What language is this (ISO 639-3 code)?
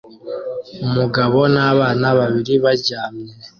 kin